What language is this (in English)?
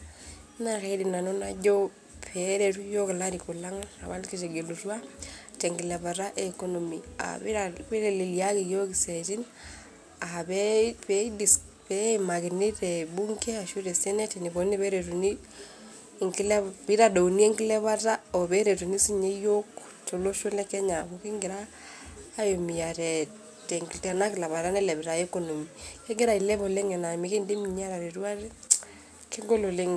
Masai